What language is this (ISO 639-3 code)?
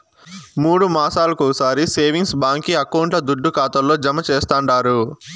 tel